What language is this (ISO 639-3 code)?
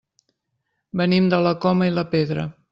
cat